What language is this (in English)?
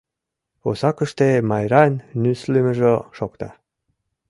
Mari